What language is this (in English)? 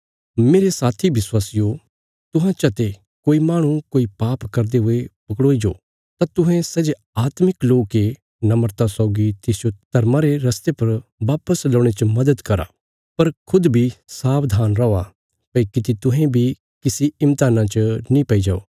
Bilaspuri